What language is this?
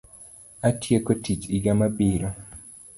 Luo (Kenya and Tanzania)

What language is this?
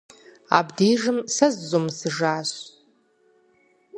Kabardian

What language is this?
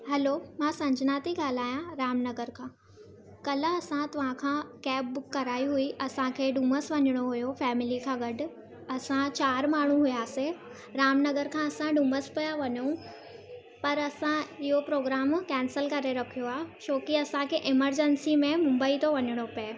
Sindhi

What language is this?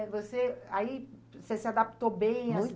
Portuguese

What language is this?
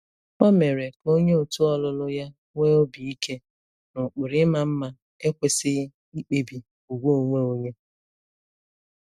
Igbo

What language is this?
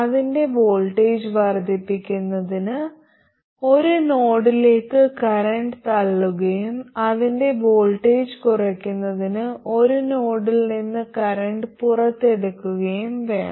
Malayalam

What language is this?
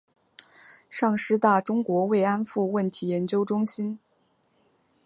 Chinese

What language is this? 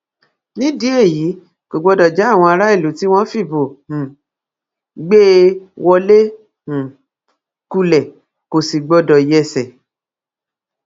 Yoruba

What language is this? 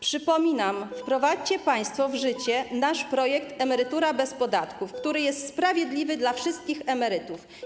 Polish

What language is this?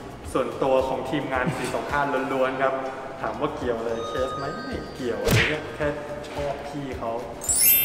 Thai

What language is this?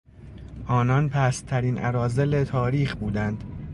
Persian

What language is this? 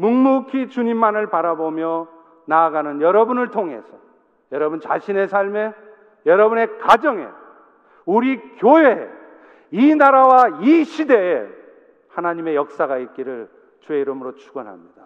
Korean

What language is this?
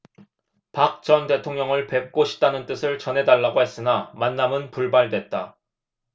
Korean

